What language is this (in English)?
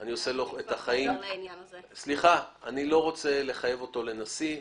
Hebrew